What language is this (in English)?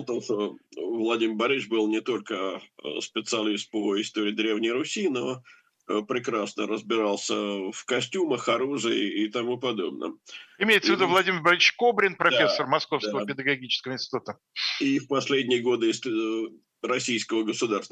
Russian